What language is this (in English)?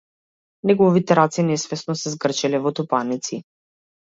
Macedonian